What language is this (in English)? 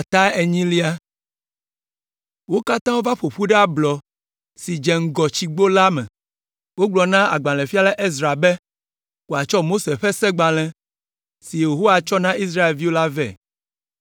Ewe